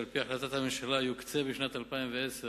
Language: Hebrew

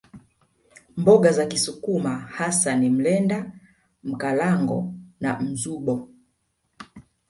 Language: Swahili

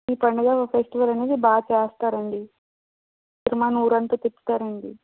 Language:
Telugu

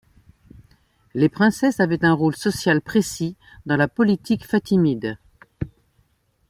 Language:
French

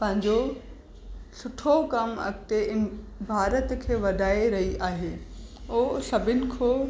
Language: Sindhi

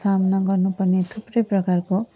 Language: Nepali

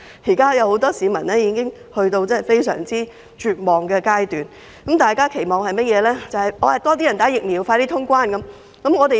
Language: Cantonese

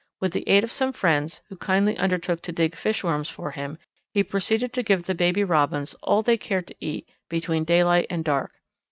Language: English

